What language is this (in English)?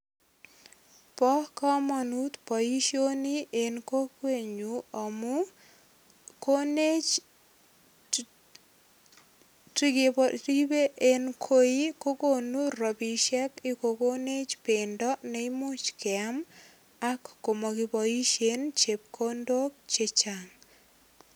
Kalenjin